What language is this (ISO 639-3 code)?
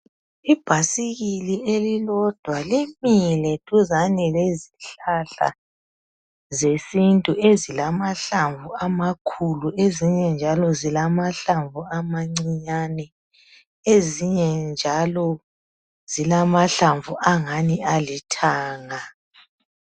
nde